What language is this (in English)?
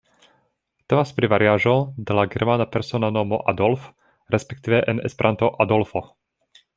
Esperanto